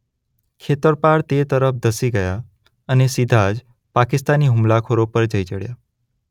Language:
Gujarati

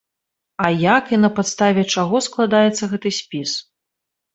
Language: Belarusian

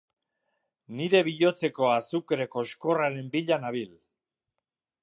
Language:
Basque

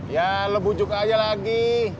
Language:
Indonesian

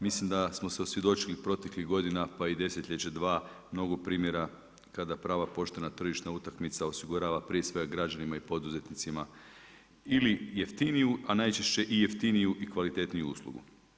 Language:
Croatian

